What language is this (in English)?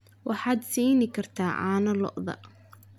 Somali